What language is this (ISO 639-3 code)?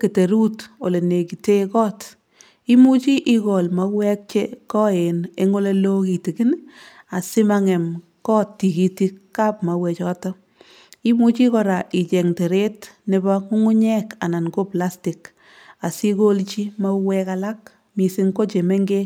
kln